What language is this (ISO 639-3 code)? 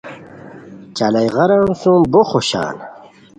khw